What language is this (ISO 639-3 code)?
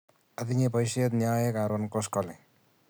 kln